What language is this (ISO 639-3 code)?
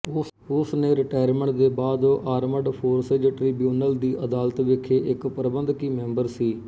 pan